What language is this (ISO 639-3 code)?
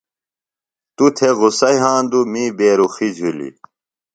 phl